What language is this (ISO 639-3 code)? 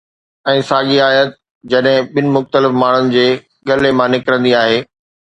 snd